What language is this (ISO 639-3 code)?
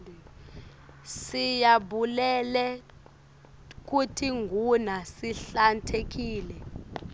ssw